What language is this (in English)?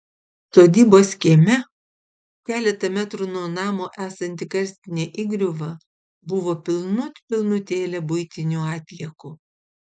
Lithuanian